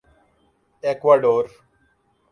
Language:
Urdu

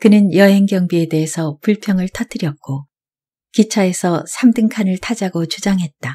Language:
Korean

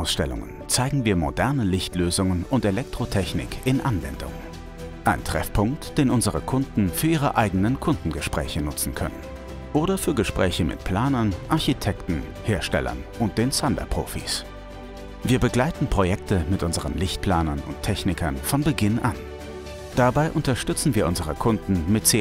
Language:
German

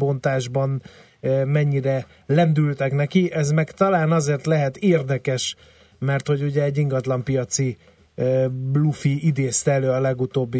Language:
Hungarian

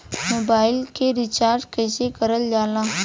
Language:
Bhojpuri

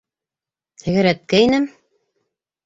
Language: Bashkir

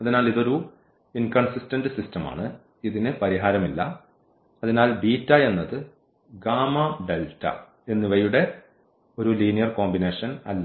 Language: Malayalam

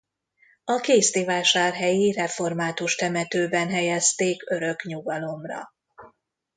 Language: Hungarian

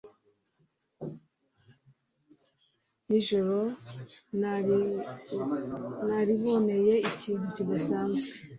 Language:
Kinyarwanda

